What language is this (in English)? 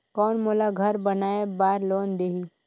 Chhattisgarhi